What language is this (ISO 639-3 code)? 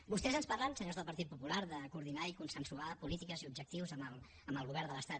cat